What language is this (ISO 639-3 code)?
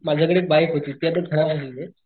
mar